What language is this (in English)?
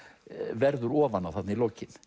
Icelandic